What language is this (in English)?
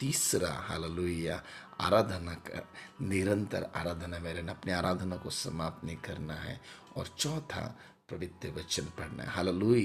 Hindi